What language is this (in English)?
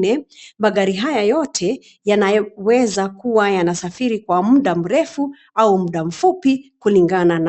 Swahili